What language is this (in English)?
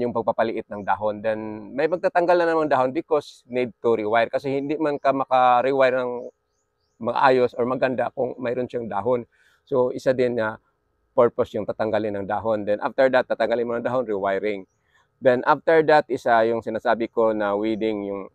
Filipino